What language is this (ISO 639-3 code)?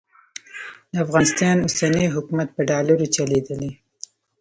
pus